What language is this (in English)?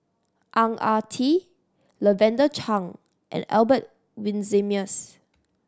English